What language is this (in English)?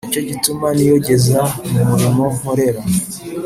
Kinyarwanda